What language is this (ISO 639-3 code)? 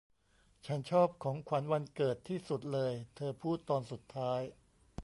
tha